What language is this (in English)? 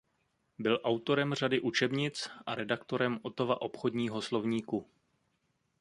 Czech